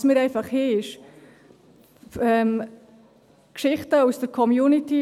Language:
Swiss German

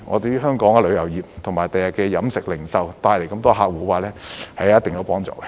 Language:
Cantonese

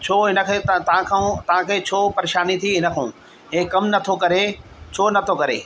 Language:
Sindhi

